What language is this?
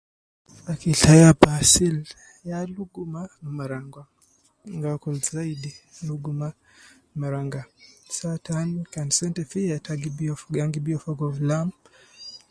Nubi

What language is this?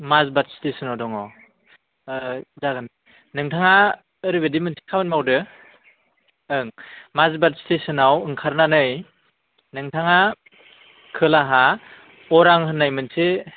Bodo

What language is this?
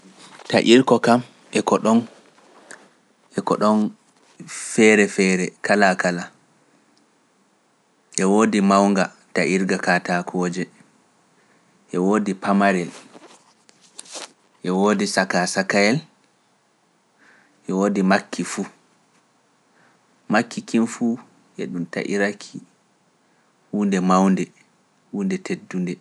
Pular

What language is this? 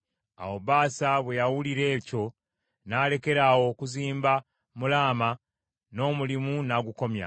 Ganda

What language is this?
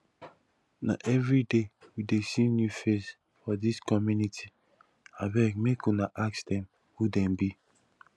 Nigerian Pidgin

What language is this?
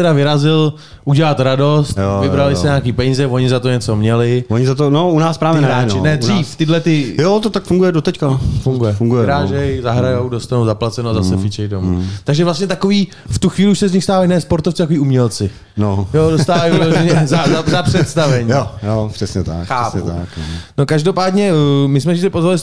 Czech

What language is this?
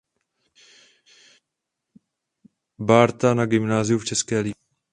Czech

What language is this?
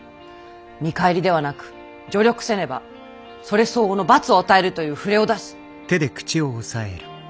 Japanese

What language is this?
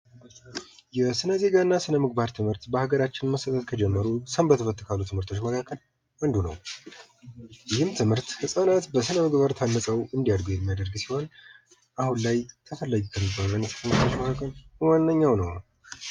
Amharic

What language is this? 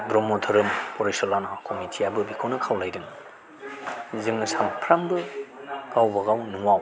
Bodo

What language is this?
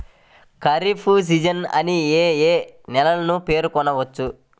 Telugu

